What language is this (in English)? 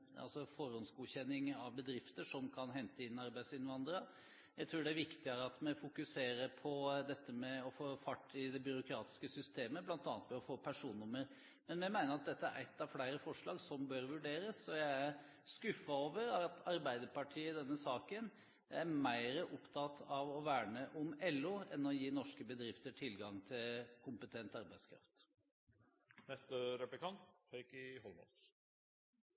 Norwegian Bokmål